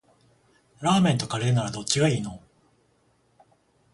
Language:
Japanese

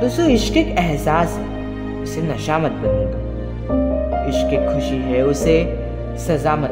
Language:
Hindi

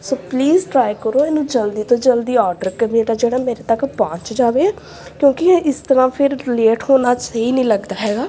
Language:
Punjabi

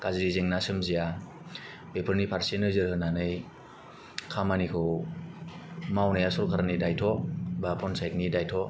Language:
Bodo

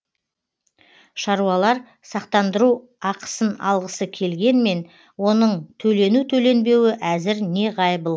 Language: Kazakh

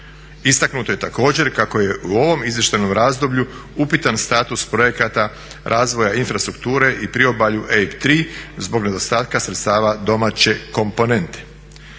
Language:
Croatian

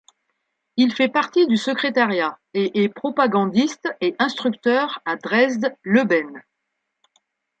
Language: French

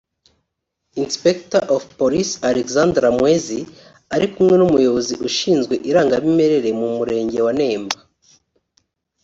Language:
Kinyarwanda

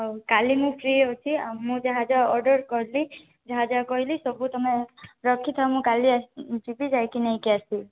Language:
Odia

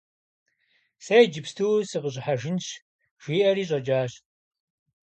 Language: Kabardian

